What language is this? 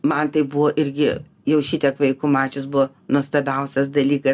Lithuanian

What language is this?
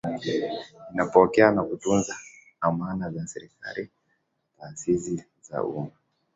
Swahili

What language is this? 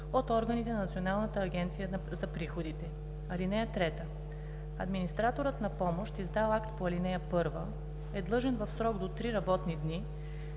Bulgarian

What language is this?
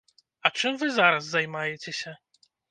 Belarusian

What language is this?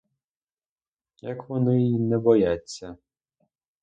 Ukrainian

